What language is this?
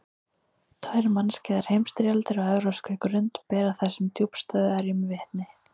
Icelandic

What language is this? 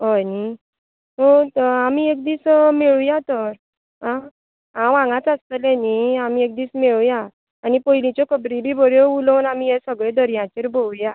Konkani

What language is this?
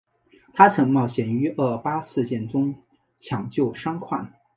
Chinese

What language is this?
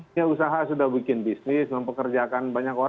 Indonesian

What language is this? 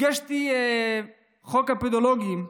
Hebrew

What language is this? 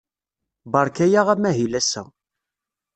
Kabyle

